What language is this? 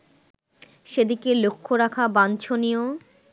Bangla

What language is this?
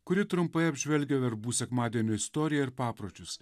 Lithuanian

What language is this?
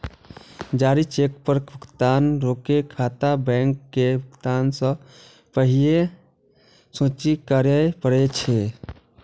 Maithili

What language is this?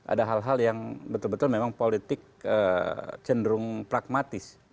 Indonesian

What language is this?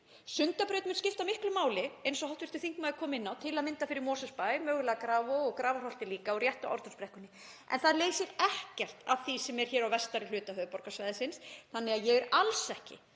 Icelandic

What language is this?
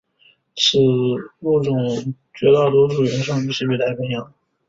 Chinese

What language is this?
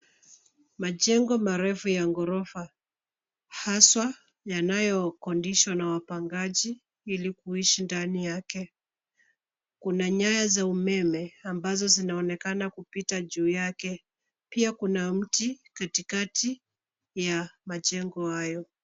Swahili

